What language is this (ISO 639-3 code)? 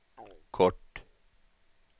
swe